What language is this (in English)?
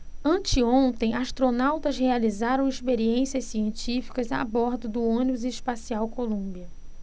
Portuguese